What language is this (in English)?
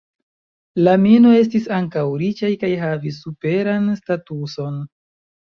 Esperanto